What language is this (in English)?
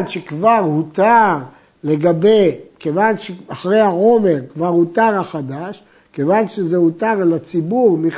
Hebrew